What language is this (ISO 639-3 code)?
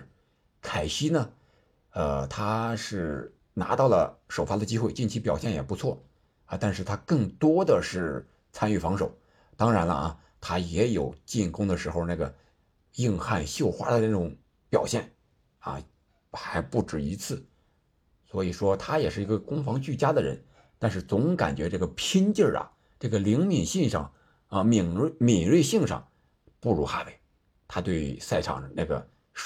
zho